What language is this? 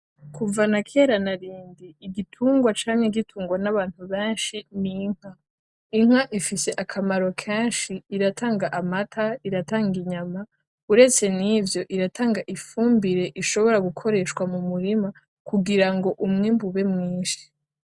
Rundi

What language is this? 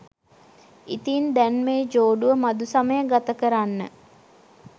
Sinhala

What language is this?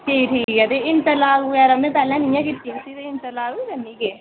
Dogri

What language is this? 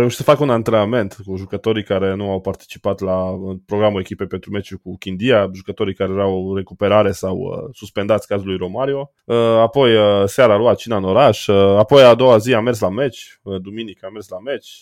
Romanian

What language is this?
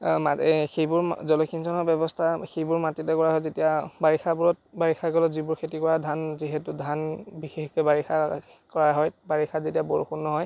Assamese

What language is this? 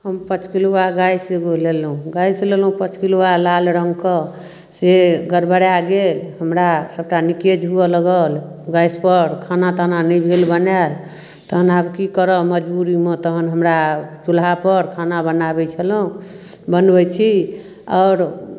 Maithili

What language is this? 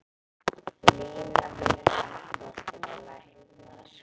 Icelandic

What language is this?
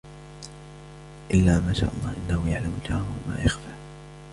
Arabic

